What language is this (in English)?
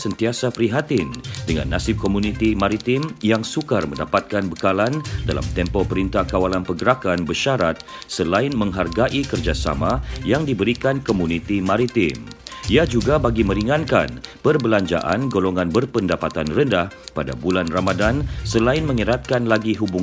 Malay